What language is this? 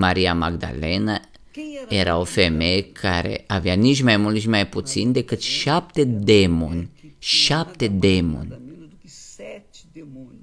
Romanian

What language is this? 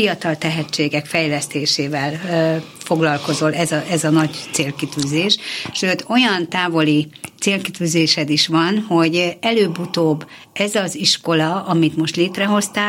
Hungarian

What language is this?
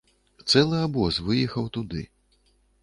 Belarusian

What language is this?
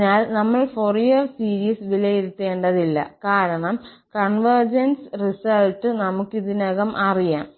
Malayalam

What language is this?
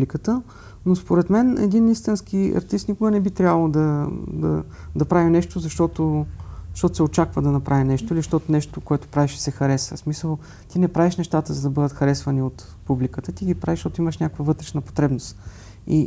Bulgarian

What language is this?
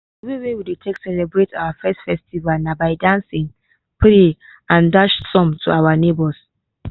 Nigerian Pidgin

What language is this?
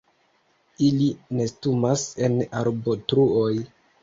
Esperanto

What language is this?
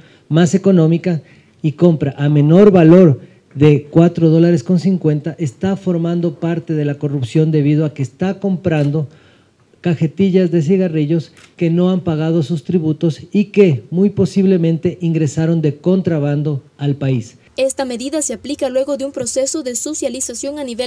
Spanish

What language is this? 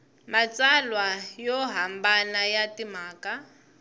Tsonga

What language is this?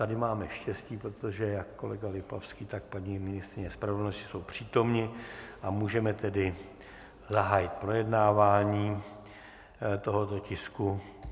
Czech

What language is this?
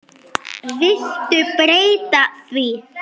Icelandic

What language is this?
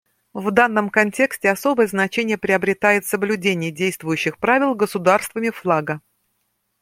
Russian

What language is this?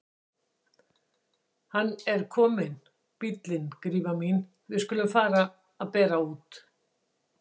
Icelandic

